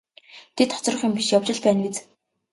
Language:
Mongolian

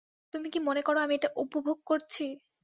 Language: Bangla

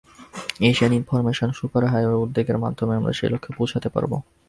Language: Bangla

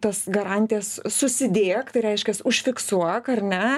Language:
Lithuanian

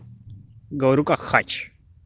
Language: Russian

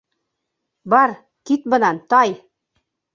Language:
Bashkir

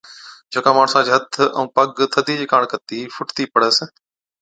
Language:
Od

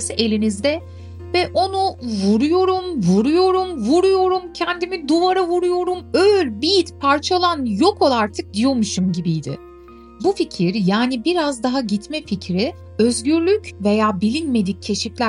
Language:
Turkish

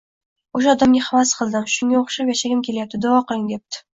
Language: Uzbek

